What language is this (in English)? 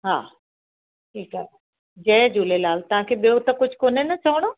Sindhi